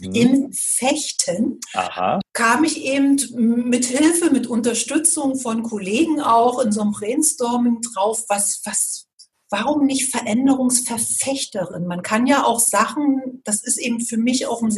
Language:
German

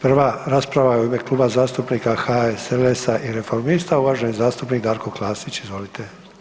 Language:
Croatian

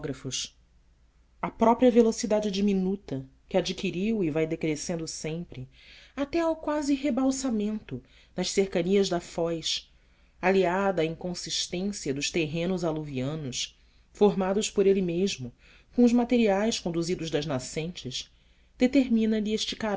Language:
Portuguese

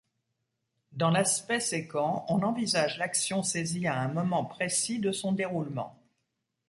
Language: French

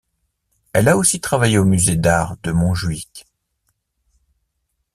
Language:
French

